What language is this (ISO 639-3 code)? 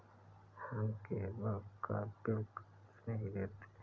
hin